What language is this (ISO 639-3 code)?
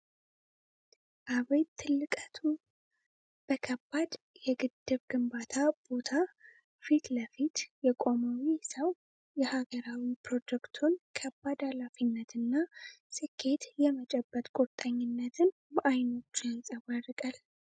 amh